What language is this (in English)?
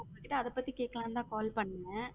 Tamil